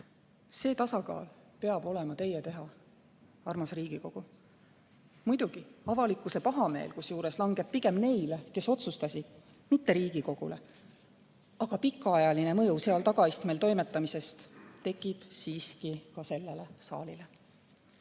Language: Estonian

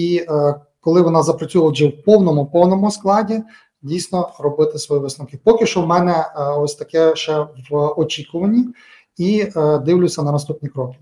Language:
Ukrainian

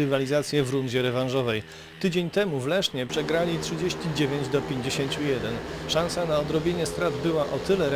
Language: Polish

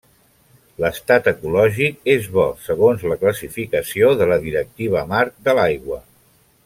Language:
Catalan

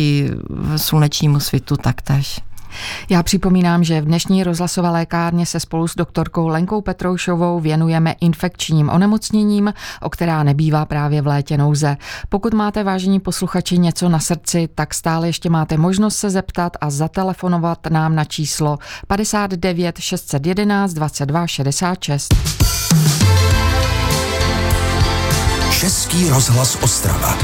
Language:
Czech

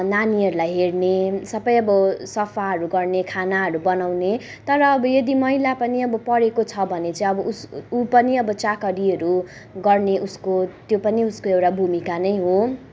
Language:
Nepali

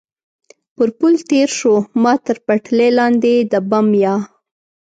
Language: Pashto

